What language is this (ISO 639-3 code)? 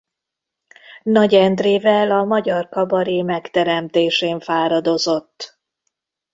hun